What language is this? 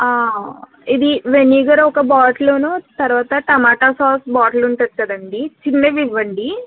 Telugu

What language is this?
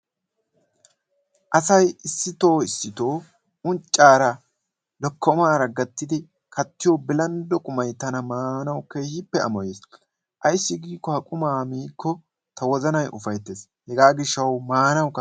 Wolaytta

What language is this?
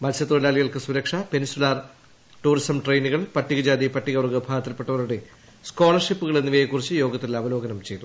Malayalam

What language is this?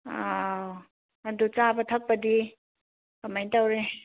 Manipuri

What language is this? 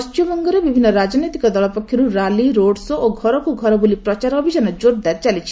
Odia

